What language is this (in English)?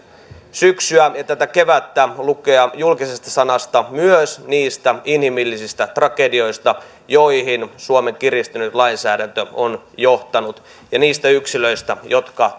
Finnish